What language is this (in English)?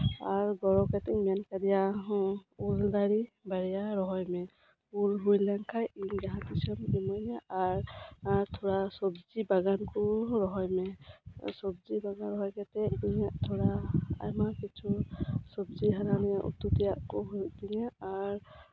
Santali